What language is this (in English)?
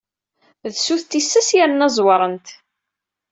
Kabyle